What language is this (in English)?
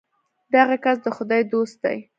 Pashto